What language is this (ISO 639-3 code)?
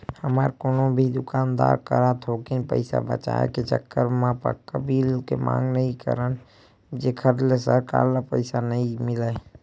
hne